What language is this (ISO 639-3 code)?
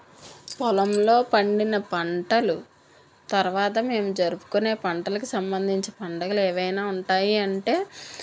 tel